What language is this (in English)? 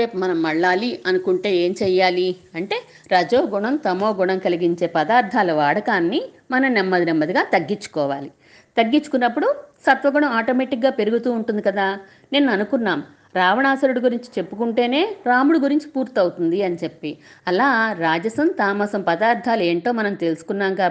Telugu